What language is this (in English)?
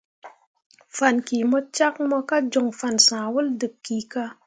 Mundang